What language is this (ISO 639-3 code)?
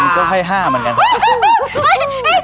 tha